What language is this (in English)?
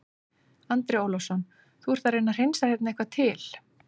Icelandic